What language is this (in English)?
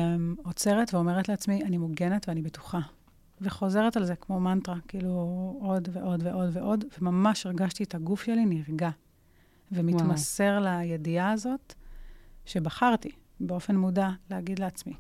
Hebrew